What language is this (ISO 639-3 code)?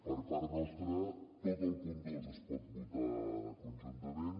cat